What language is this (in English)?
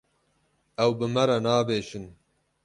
Kurdish